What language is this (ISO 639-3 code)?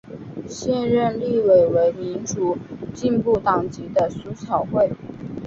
zho